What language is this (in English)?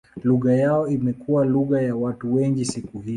Swahili